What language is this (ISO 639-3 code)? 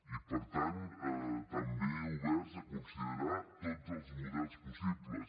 cat